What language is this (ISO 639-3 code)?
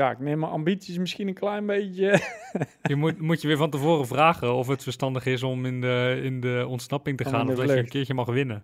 nld